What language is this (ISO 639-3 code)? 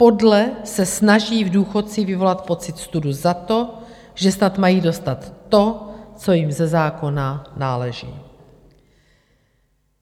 ces